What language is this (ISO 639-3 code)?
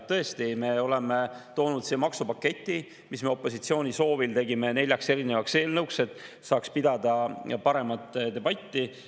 est